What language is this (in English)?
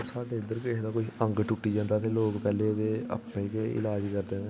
Dogri